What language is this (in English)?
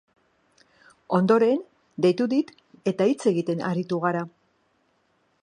Basque